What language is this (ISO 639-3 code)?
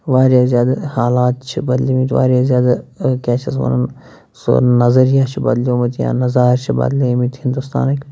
kas